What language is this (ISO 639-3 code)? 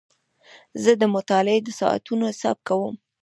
pus